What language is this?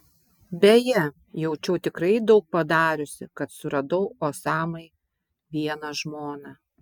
Lithuanian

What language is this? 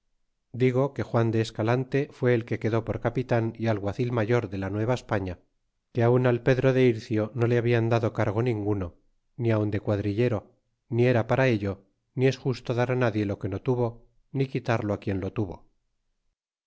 Spanish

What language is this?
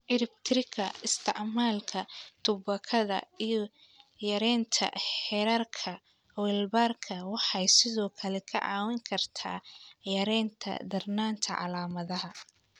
Somali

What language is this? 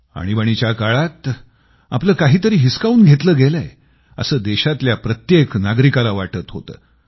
Marathi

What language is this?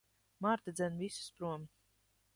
Latvian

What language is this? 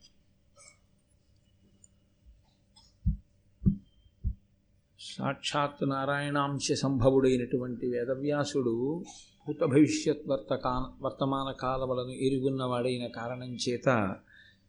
Telugu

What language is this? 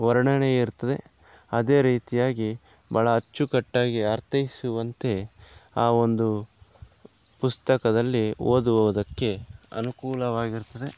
Kannada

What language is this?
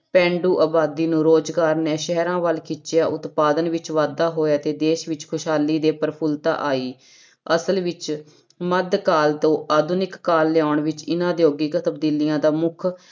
Punjabi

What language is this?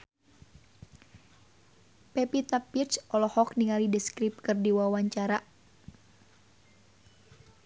Sundanese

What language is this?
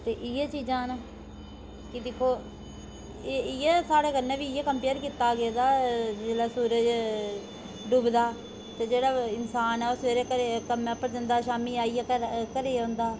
Dogri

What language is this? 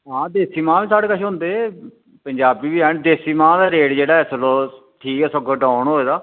Dogri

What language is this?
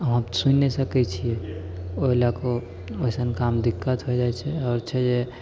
Maithili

